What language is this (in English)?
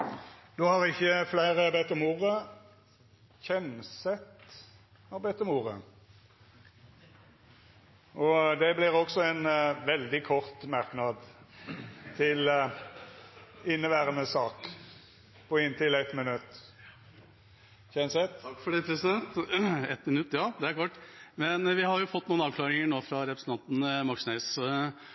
Norwegian